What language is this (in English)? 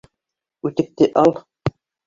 Bashkir